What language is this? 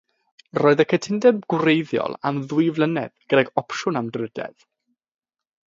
Welsh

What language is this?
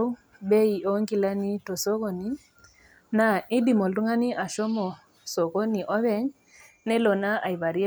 Masai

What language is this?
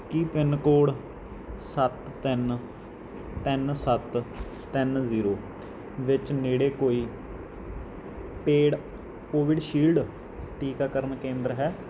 Punjabi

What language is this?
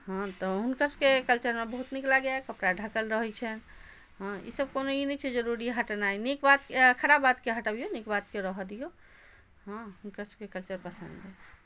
Maithili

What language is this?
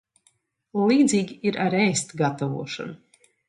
Latvian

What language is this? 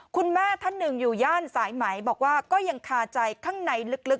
Thai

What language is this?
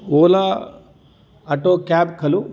Sanskrit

